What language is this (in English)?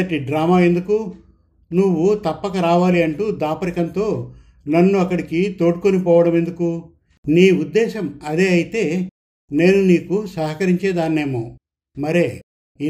Telugu